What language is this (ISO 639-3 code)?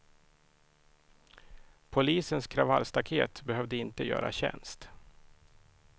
swe